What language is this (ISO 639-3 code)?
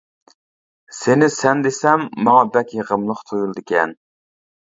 uig